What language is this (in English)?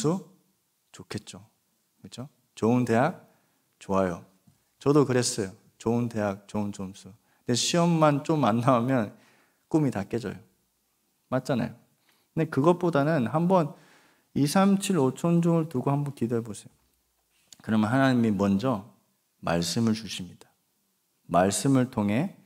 Korean